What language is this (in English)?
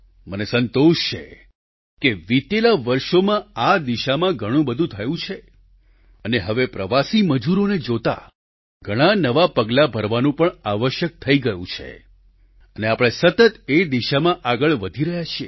Gujarati